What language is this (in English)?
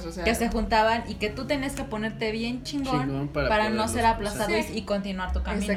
Spanish